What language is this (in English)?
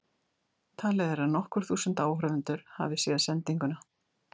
Icelandic